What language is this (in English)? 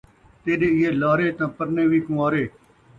Saraiki